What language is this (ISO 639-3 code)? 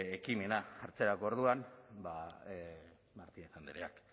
eus